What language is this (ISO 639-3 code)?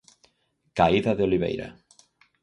glg